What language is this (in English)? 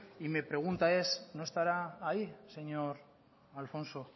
Spanish